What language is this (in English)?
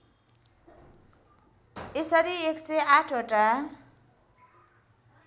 Nepali